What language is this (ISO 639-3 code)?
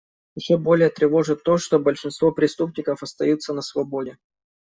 rus